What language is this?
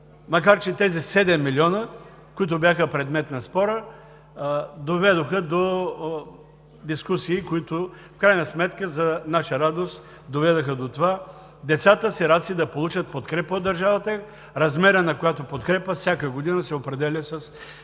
Bulgarian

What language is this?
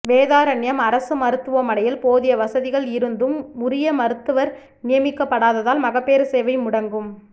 Tamil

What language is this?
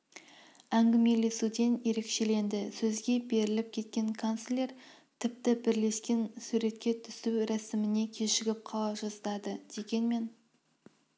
Kazakh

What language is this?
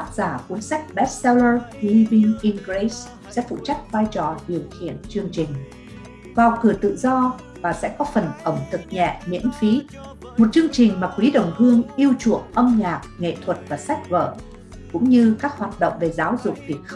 Vietnamese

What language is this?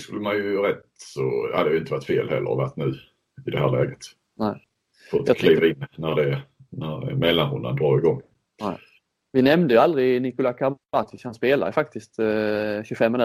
Swedish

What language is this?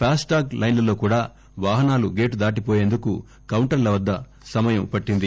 Telugu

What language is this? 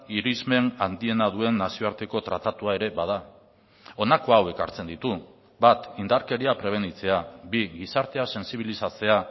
Basque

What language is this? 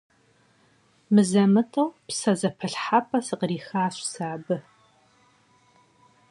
Kabardian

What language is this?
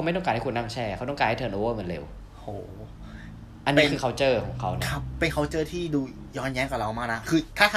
Thai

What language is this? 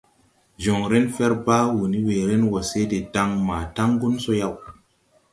Tupuri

